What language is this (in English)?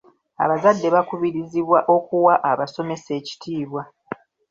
Ganda